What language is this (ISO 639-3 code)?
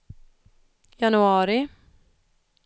swe